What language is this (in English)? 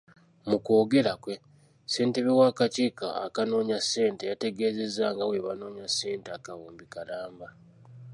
Ganda